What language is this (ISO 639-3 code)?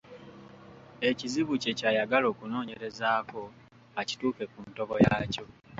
lug